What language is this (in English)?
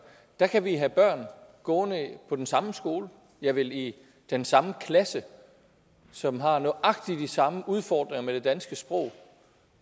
Danish